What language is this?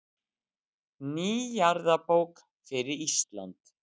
Icelandic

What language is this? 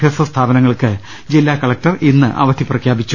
Malayalam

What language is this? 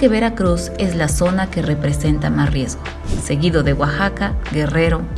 Spanish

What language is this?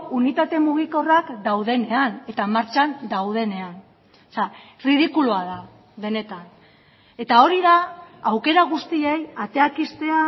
Basque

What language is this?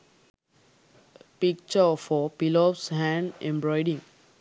Sinhala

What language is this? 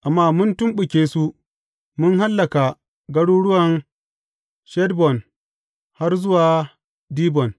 Hausa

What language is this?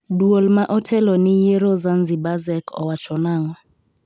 Luo (Kenya and Tanzania)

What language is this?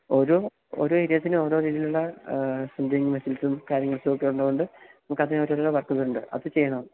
Malayalam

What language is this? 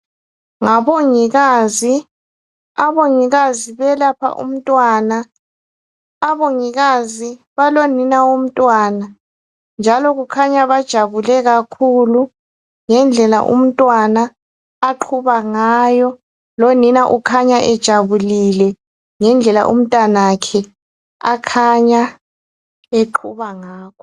North Ndebele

